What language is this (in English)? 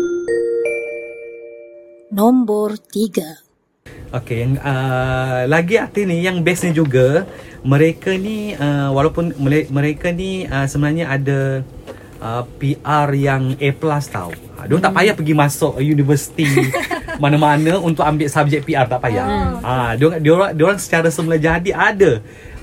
Malay